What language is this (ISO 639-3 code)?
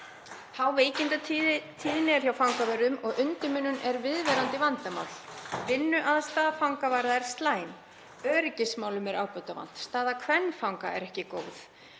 isl